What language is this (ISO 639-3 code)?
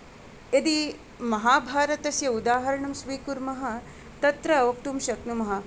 san